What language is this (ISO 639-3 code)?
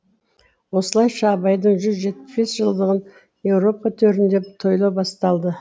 kaz